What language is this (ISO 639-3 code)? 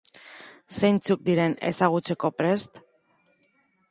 eus